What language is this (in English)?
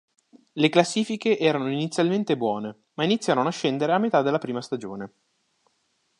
Italian